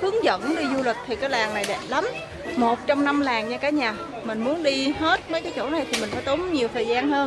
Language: Vietnamese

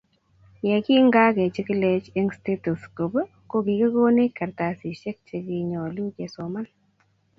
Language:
Kalenjin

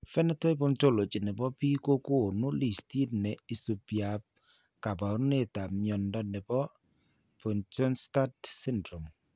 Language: Kalenjin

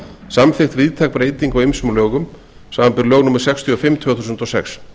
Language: Icelandic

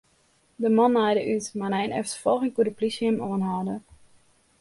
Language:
Western Frisian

